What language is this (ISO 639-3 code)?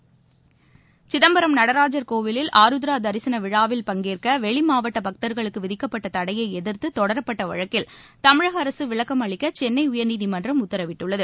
tam